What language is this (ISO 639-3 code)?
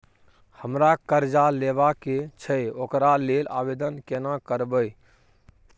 mai